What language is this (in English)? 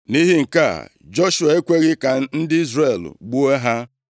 Igbo